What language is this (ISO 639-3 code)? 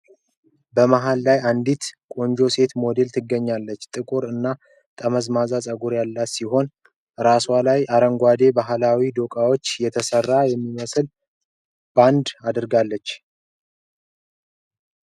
amh